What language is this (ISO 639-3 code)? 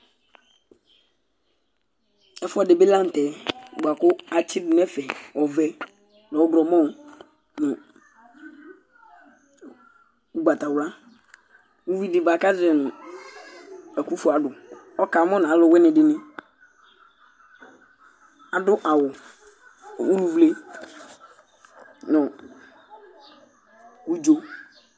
kpo